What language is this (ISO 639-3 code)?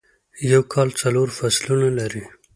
pus